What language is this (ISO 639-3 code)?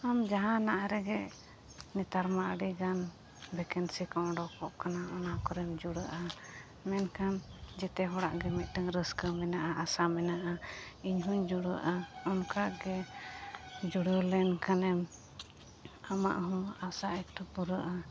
sat